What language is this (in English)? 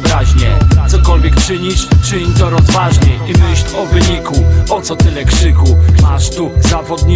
Polish